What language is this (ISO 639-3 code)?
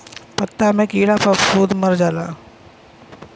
bho